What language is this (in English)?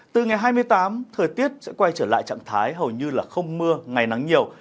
Vietnamese